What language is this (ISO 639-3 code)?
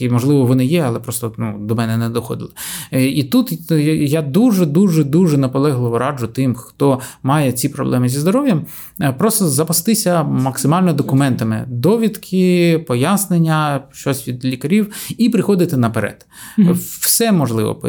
ukr